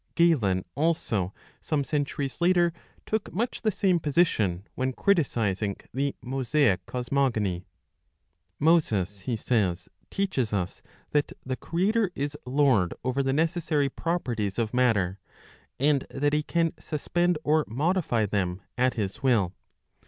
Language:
English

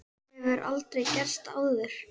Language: Icelandic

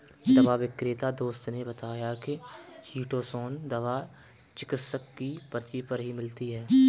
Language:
Hindi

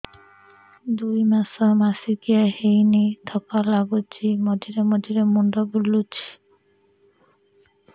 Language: Odia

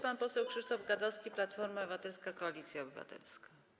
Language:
Polish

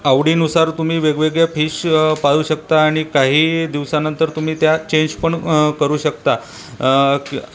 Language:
Marathi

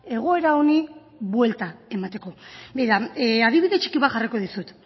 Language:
Basque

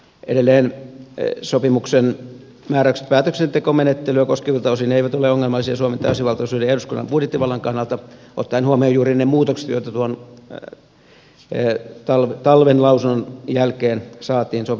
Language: Finnish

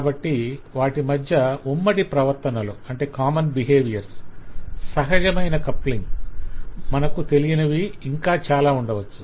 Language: Telugu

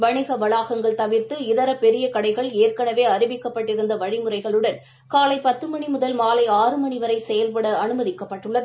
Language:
Tamil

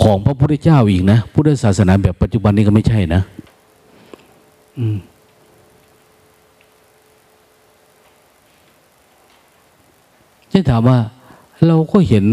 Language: Thai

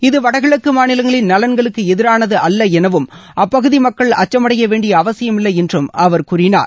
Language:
Tamil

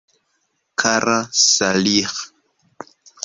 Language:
Esperanto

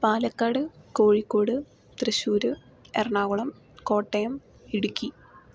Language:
Malayalam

